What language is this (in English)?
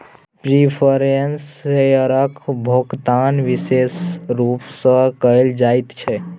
Maithili